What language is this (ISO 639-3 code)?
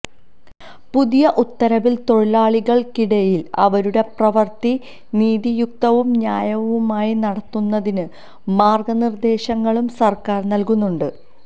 mal